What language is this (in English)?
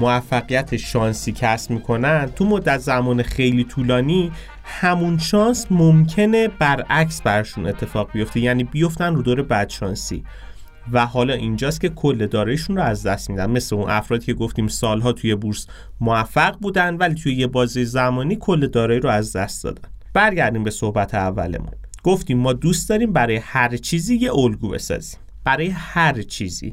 Persian